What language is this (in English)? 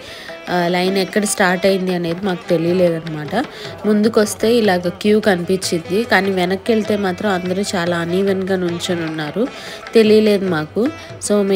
Telugu